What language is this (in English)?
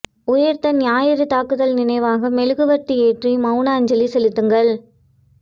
Tamil